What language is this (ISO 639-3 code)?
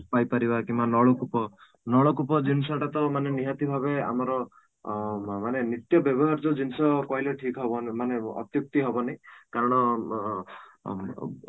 ori